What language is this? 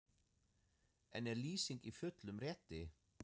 Icelandic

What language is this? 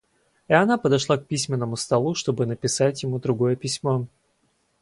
Russian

